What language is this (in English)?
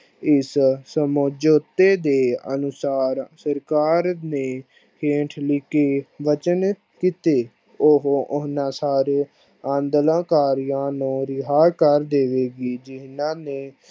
Punjabi